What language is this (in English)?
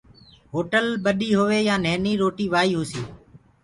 Gurgula